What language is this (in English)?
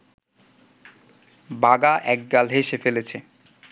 Bangla